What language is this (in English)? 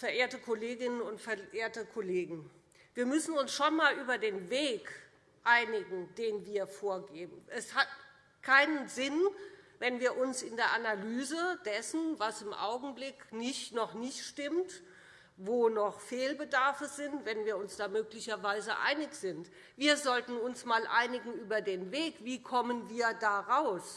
German